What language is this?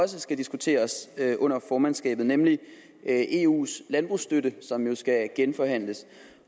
Danish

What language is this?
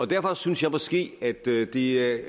Danish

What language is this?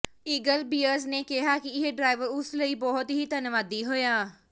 Punjabi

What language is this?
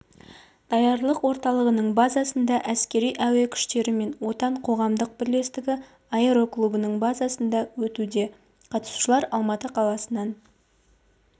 Kazakh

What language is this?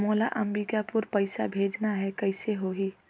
Chhattisgarhi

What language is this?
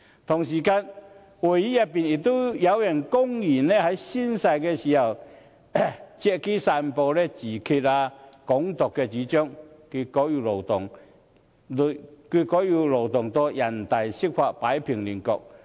Cantonese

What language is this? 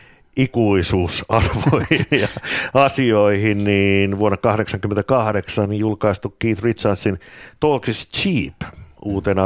Finnish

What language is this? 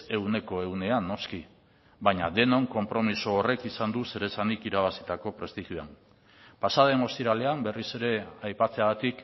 Basque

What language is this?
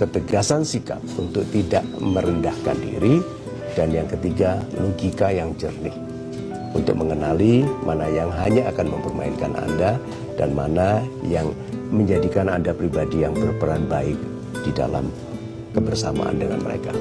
Indonesian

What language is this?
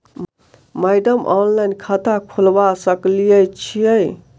Maithili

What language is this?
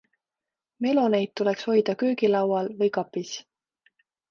Estonian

